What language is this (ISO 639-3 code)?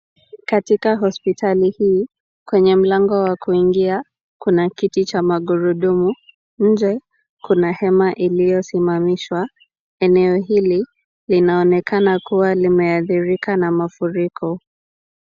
swa